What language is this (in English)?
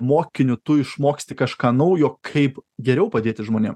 Lithuanian